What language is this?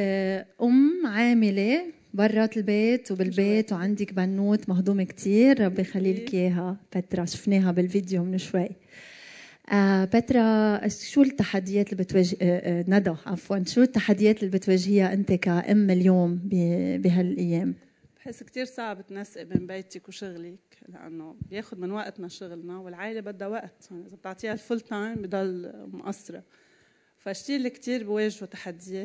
Arabic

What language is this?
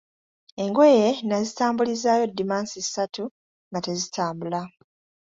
Ganda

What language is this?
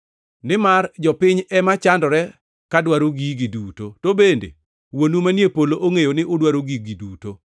Luo (Kenya and Tanzania)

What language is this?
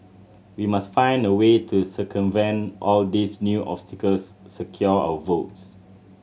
English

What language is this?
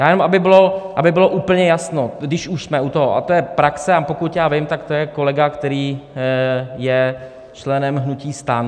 Czech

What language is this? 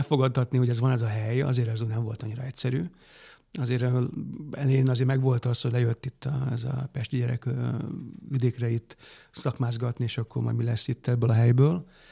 Hungarian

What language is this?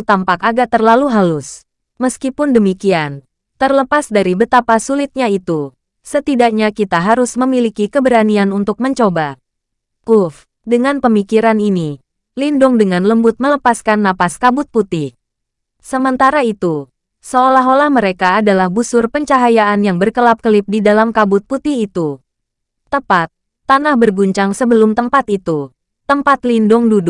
Indonesian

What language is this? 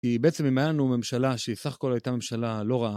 Hebrew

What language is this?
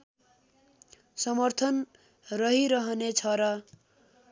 Nepali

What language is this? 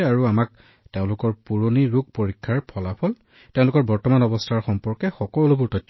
Assamese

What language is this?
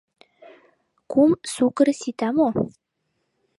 Mari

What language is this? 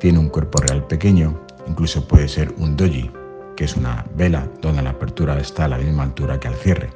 Spanish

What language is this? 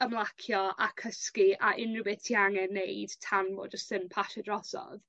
Welsh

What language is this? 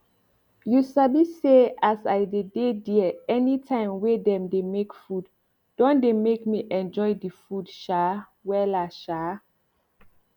Nigerian Pidgin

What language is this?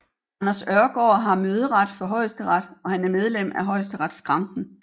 Danish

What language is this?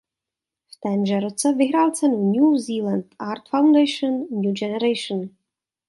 Czech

